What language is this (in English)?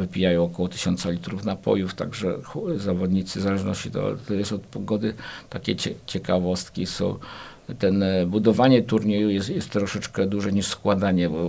Polish